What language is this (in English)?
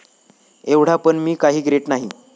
Marathi